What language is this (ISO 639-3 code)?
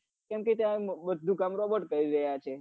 guj